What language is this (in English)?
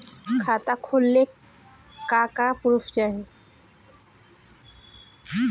Bhojpuri